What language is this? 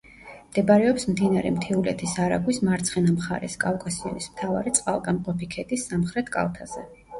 Georgian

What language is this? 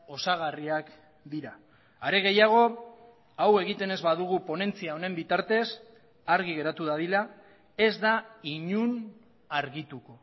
Basque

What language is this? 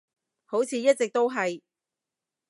Cantonese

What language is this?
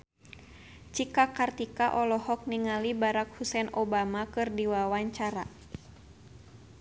Sundanese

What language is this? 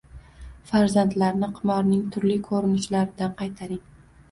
Uzbek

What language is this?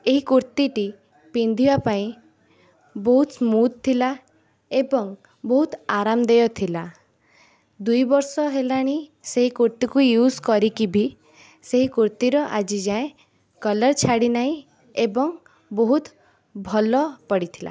Odia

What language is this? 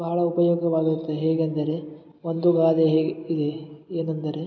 Kannada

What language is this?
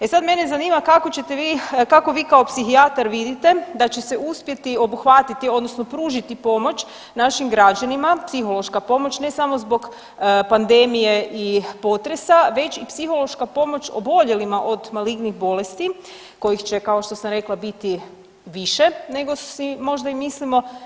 Croatian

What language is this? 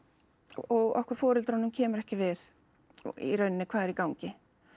Icelandic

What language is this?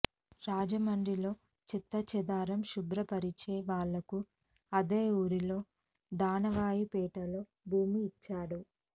Telugu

